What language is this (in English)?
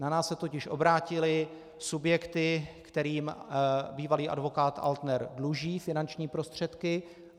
Czech